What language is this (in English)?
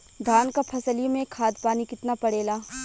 Bhojpuri